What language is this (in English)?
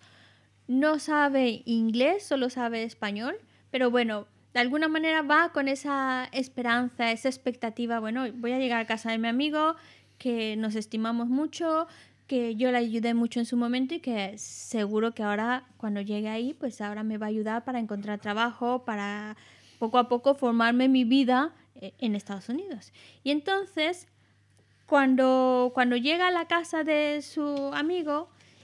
Spanish